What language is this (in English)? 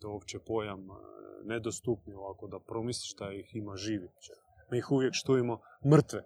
Croatian